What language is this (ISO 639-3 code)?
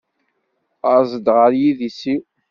kab